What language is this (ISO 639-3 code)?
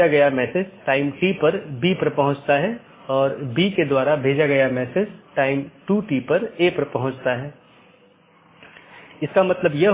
hin